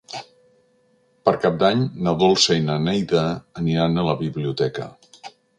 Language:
Catalan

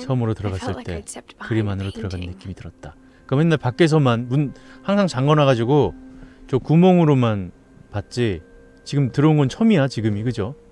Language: Korean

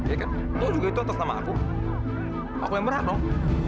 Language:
Indonesian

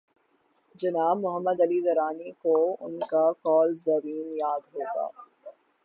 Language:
Urdu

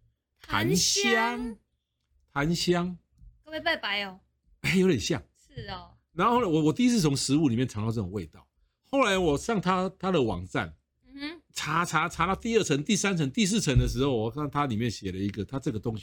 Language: Chinese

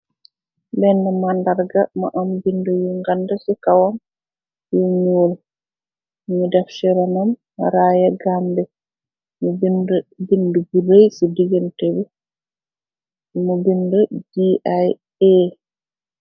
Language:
Wolof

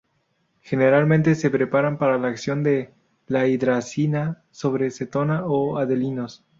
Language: Spanish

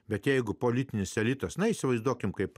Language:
Lithuanian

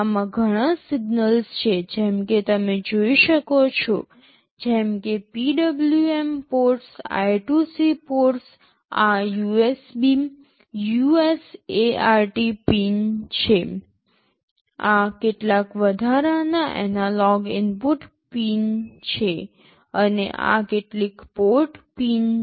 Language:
Gujarati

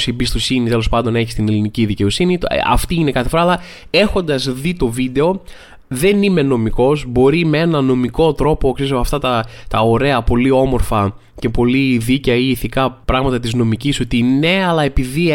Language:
Greek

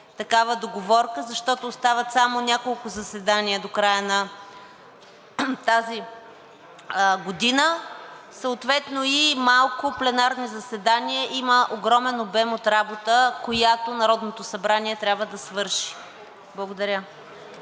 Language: Bulgarian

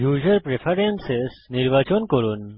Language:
Bangla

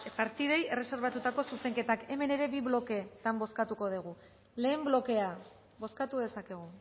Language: Basque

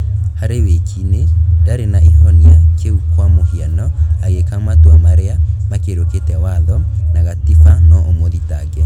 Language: Kikuyu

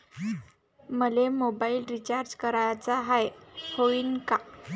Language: Marathi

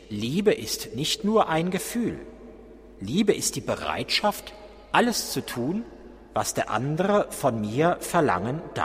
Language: German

